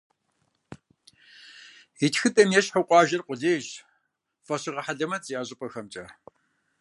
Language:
Kabardian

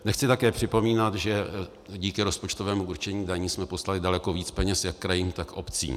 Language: Czech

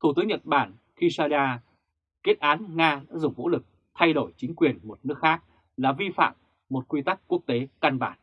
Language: Vietnamese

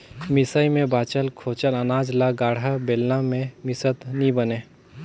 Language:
Chhattisgarhi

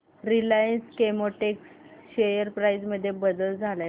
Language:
Marathi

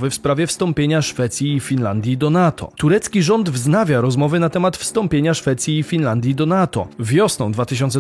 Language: Polish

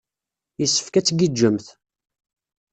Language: Kabyle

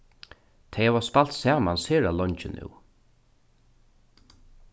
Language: Faroese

